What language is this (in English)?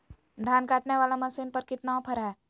Magahi